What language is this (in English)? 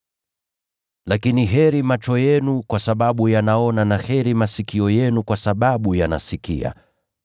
Swahili